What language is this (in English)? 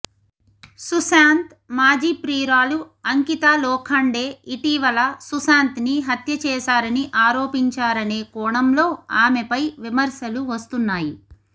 Telugu